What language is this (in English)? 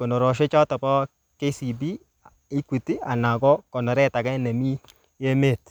Kalenjin